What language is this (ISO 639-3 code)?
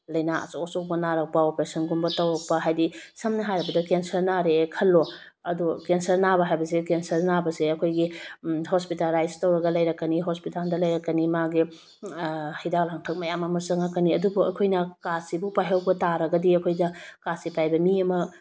mni